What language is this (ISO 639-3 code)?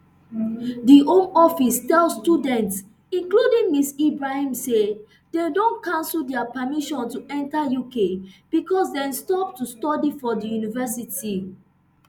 pcm